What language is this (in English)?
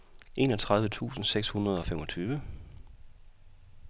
Danish